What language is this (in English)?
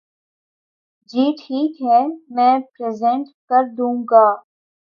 Urdu